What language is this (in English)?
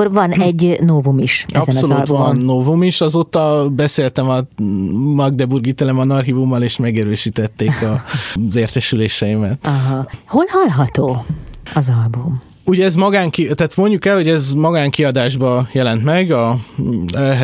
Hungarian